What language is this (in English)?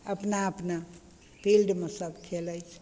Maithili